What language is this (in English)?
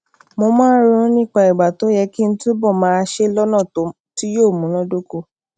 Yoruba